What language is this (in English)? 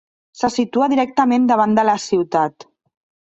Catalan